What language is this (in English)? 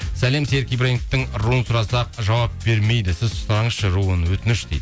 Kazakh